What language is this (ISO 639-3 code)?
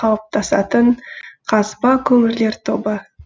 kaz